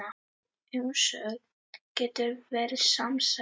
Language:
Icelandic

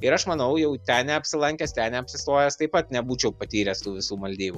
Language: Lithuanian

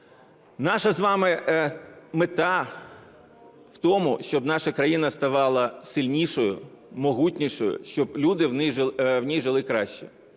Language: Ukrainian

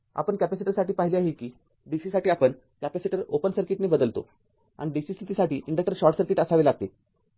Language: Marathi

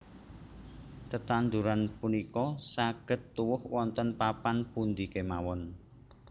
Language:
Javanese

